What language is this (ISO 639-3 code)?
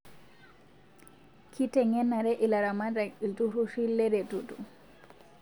mas